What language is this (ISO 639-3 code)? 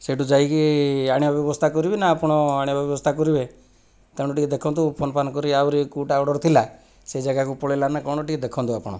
ori